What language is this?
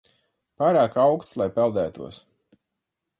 Latvian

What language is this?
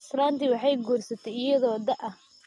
Somali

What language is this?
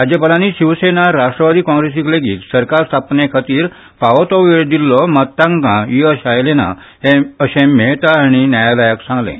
Konkani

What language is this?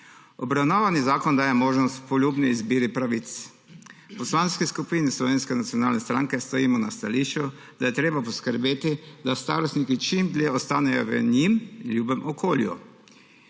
Slovenian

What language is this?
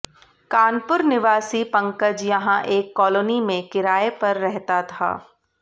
Hindi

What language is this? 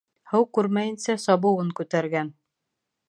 Bashkir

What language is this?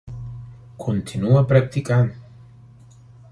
Catalan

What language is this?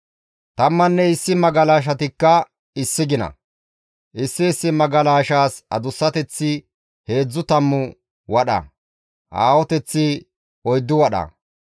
Gamo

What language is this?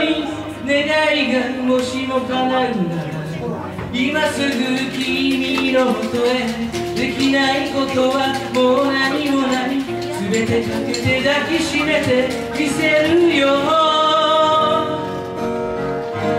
Japanese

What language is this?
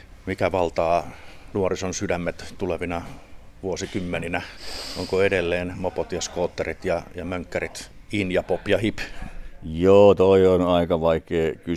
Finnish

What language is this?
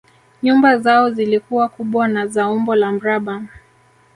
Swahili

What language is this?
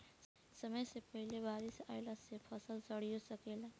Bhojpuri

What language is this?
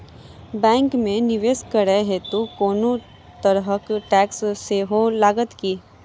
Maithili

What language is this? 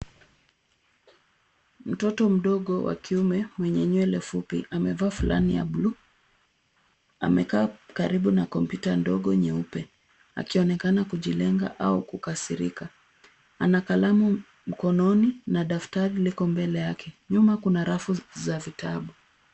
Swahili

